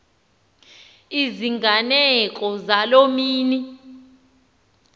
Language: Xhosa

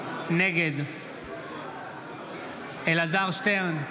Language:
Hebrew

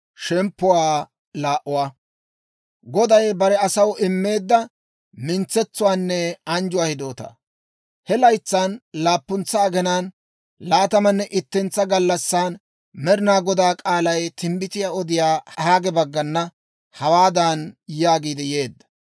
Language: Dawro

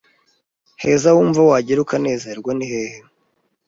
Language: Kinyarwanda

